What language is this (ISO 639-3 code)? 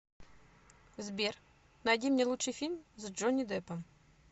rus